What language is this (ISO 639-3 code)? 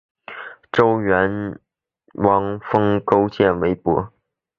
zho